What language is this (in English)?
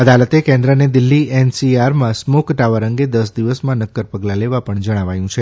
Gujarati